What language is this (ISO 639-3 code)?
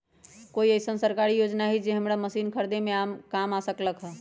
mag